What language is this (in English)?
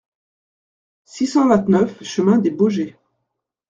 French